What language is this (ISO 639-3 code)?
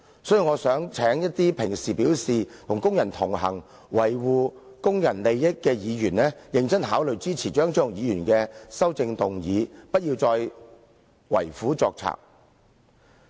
yue